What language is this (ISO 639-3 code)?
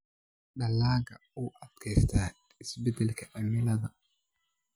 som